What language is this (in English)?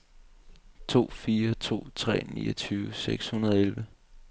Danish